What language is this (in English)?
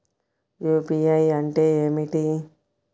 Telugu